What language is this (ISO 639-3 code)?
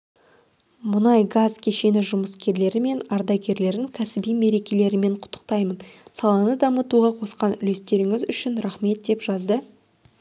kaz